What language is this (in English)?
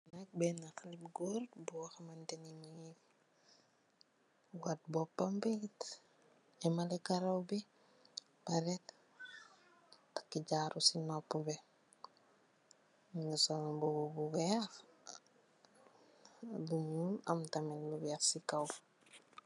Wolof